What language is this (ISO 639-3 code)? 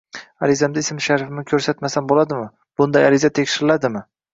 uzb